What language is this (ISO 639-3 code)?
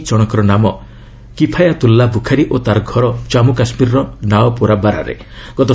ori